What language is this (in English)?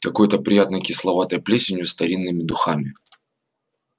Russian